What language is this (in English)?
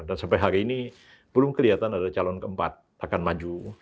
Indonesian